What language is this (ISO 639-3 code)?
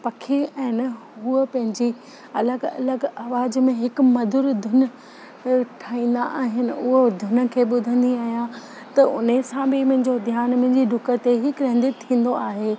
snd